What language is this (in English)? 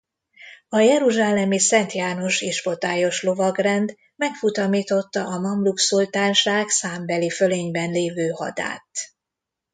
Hungarian